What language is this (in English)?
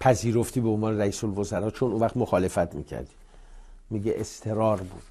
Persian